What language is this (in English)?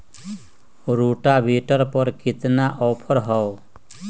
Magahi